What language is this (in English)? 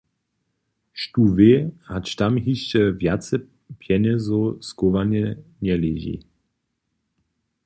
Upper Sorbian